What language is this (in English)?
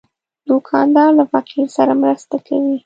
Pashto